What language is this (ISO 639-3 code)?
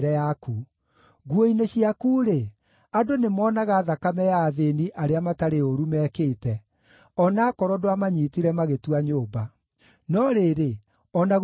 kik